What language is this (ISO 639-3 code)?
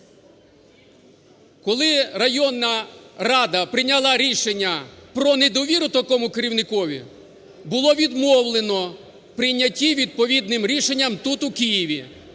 ukr